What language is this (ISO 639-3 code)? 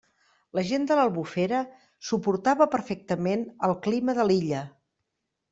cat